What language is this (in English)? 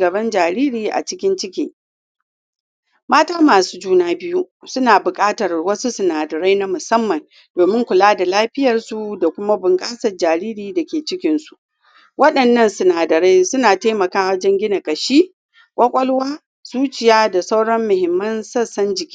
Hausa